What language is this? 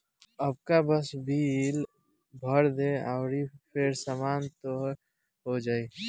Bhojpuri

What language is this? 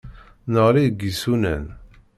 Kabyle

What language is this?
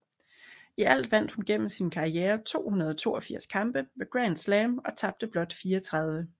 Danish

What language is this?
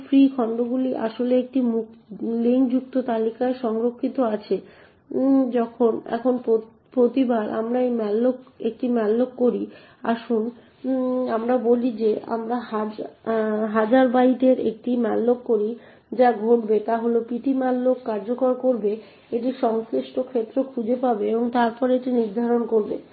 Bangla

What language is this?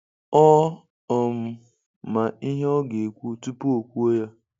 Igbo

